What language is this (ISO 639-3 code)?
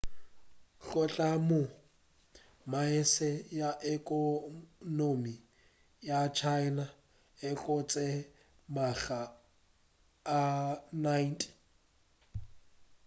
nso